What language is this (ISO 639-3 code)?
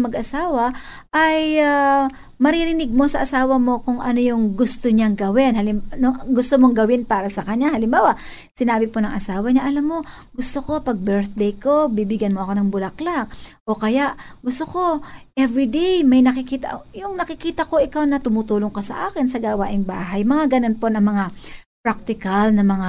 fil